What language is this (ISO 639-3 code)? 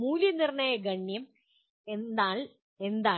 mal